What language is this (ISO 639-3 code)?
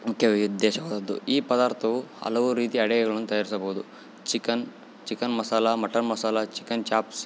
kan